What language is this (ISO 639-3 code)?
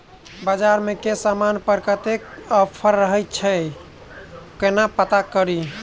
mai